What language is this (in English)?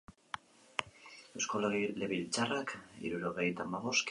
Basque